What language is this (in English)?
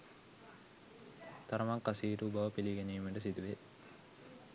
Sinhala